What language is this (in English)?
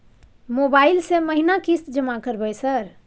Maithili